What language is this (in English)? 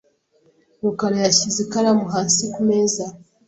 Kinyarwanda